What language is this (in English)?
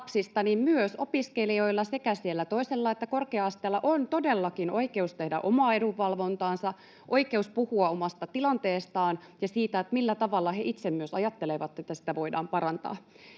Finnish